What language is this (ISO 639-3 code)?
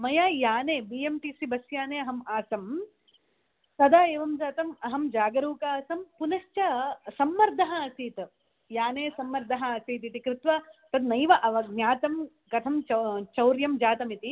san